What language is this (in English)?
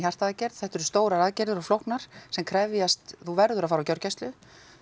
Icelandic